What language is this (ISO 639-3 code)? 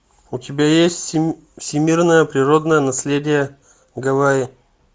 rus